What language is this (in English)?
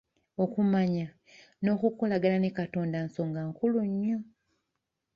Ganda